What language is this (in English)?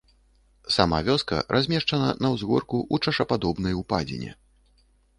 Belarusian